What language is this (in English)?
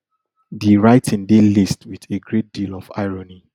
Nigerian Pidgin